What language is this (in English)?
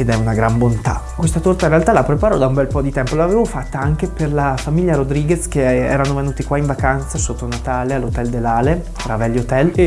Italian